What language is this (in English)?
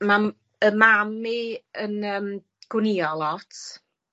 Welsh